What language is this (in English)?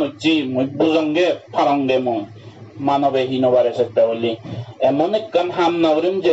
Japanese